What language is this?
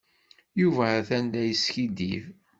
Kabyle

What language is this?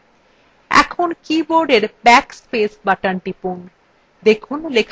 Bangla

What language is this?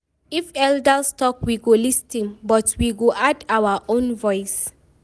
Nigerian Pidgin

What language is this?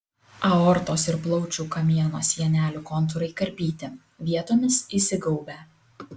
Lithuanian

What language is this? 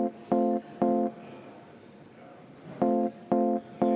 Estonian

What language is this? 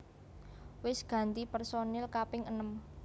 Javanese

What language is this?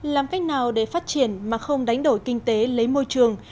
Vietnamese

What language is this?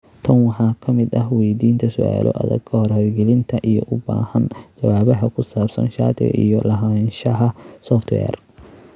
Somali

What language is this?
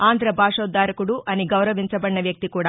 Telugu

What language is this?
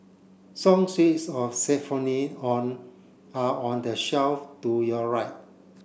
English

